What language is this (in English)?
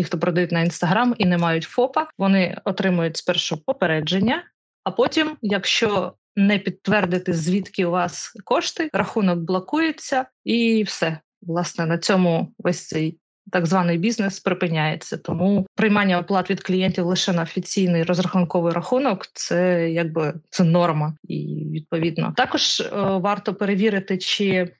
Ukrainian